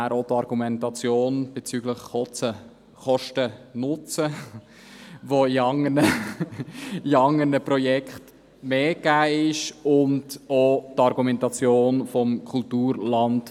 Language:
Swiss German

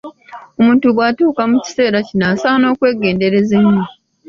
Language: Ganda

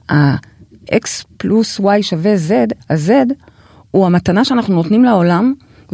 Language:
Hebrew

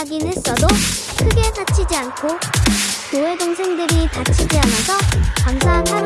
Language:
Korean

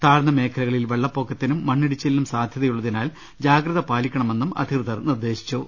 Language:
Malayalam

